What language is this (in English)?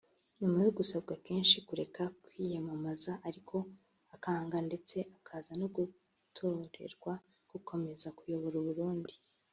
Kinyarwanda